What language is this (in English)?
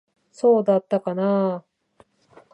Japanese